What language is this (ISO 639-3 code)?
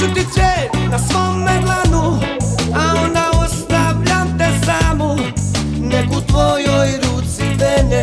hrv